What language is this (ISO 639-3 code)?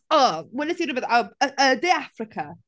cym